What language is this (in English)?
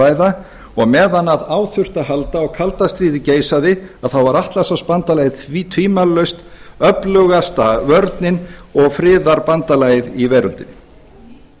Icelandic